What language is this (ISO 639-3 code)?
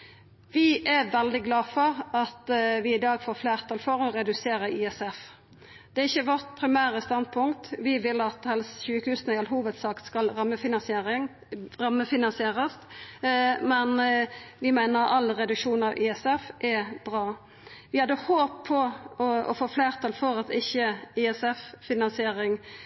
nno